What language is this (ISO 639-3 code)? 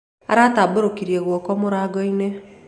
kik